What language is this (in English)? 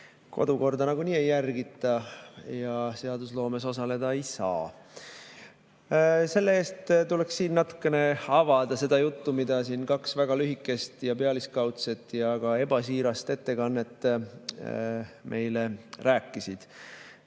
Estonian